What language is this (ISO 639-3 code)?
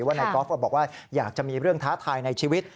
tha